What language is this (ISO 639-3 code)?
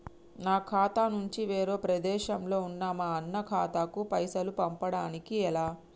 tel